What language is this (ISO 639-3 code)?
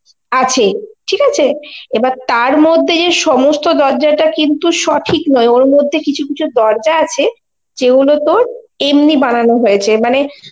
ben